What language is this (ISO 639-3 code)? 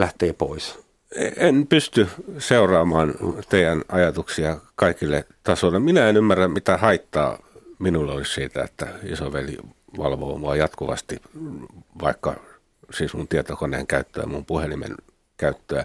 fin